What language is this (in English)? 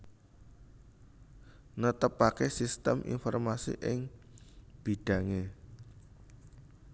Javanese